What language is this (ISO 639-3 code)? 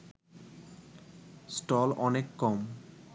ben